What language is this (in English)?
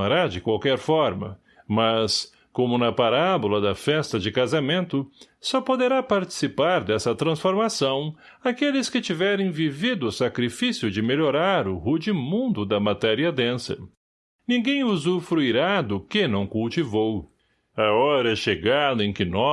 Portuguese